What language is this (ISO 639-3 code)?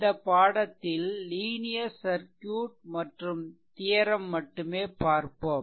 tam